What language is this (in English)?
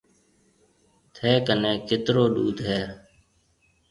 Marwari (Pakistan)